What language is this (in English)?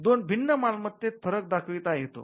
Marathi